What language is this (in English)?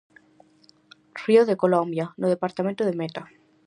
Galician